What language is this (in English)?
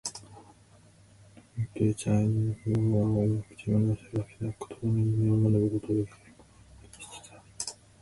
Japanese